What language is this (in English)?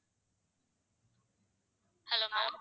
Tamil